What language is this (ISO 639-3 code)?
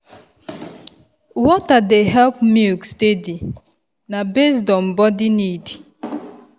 pcm